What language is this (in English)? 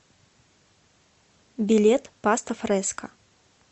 Russian